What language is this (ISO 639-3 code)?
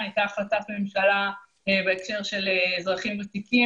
heb